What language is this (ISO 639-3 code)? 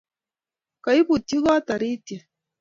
kln